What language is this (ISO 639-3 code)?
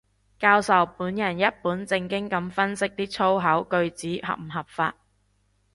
yue